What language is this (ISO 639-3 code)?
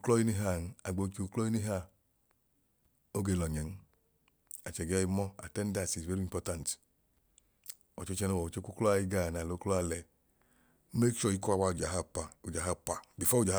idu